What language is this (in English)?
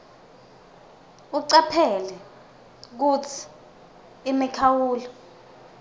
Swati